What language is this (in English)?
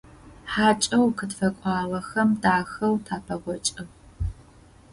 Adyghe